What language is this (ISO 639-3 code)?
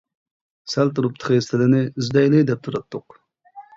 uig